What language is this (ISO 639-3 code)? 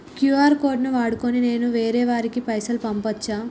tel